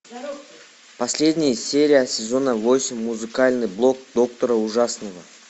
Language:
Russian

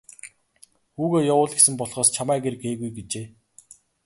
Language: Mongolian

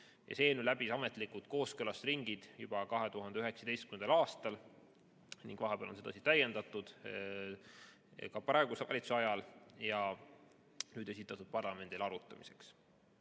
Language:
Estonian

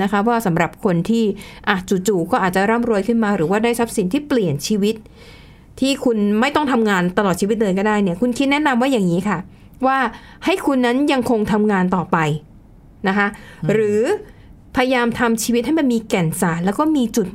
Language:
Thai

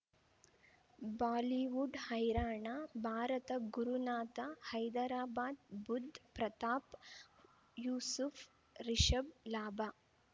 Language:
Kannada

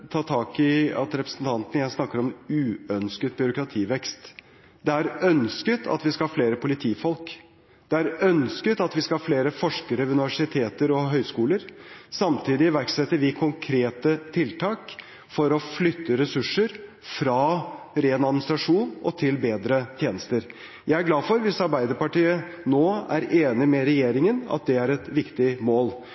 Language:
Norwegian Bokmål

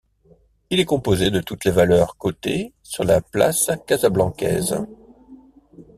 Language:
French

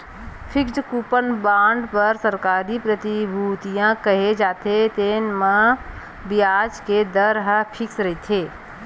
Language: Chhattisgarhi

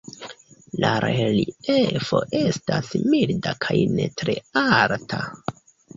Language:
Esperanto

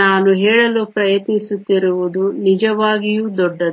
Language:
Kannada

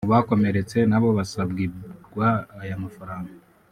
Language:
Kinyarwanda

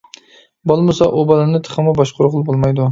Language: Uyghur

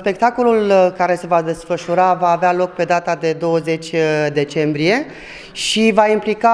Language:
Romanian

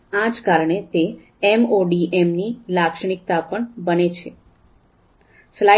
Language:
Gujarati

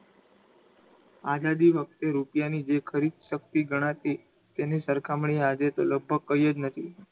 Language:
Gujarati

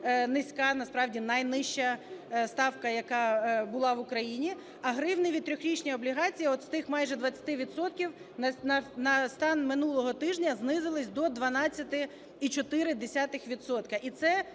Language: Ukrainian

